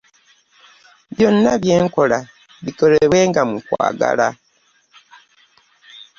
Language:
Ganda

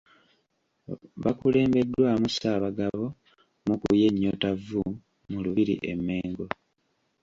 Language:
Ganda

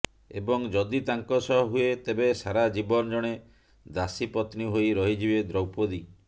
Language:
Odia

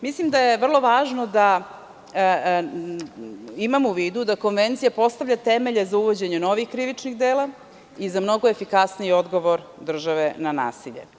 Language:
Serbian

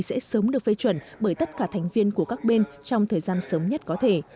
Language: Vietnamese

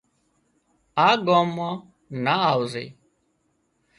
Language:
Wadiyara Koli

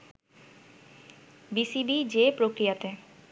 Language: Bangla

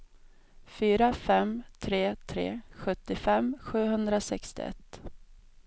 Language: Swedish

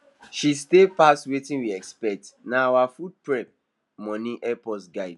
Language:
Nigerian Pidgin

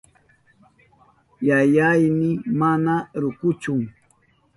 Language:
Southern Pastaza Quechua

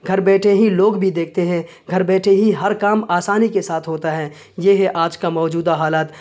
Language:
Urdu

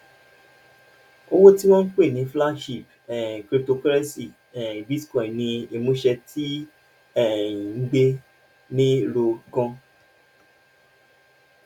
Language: Yoruba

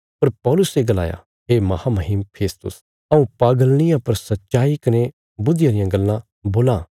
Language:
Bilaspuri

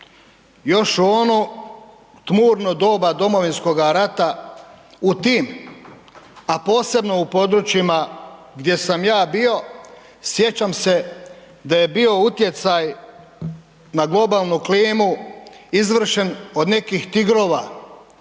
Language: Croatian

